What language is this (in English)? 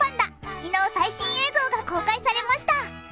Japanese